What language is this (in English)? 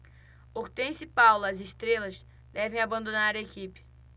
Portuguese